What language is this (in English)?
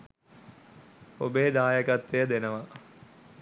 Sinhala